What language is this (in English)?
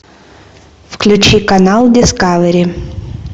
Russian